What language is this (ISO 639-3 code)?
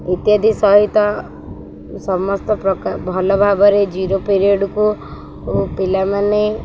ori